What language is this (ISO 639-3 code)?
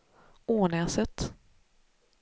swe